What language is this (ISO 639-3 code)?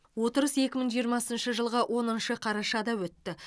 kaz